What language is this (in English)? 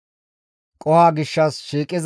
Gamo